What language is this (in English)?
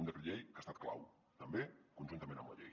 Catalan